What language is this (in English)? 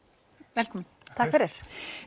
Icelandic